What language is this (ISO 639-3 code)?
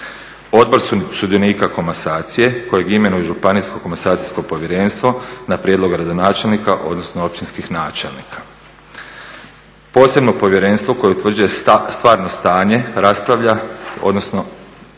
hrv